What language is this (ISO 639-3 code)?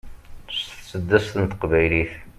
kab